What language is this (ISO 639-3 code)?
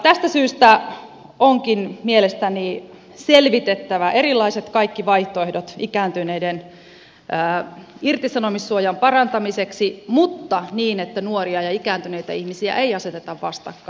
fin